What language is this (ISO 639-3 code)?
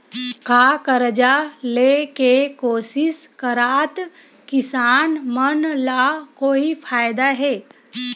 hne